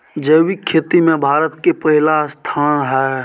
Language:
Maithili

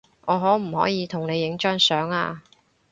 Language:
Cantonese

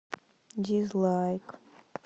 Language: Russian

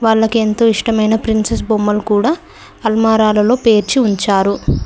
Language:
Telugu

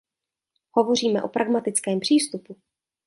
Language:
Czech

